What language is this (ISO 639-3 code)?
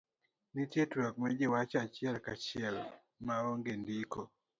luo